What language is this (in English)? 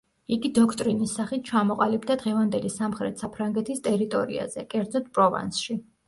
Georgian